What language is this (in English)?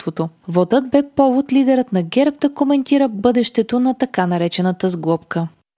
Bulgarian